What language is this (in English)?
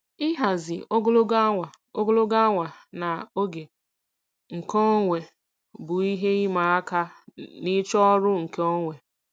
Igbo